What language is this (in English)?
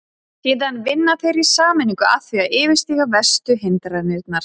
Icelandic